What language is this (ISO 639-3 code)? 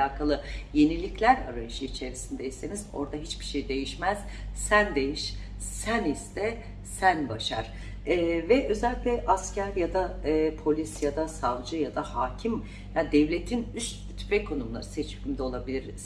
tur